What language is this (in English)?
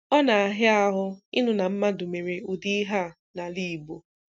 Igbo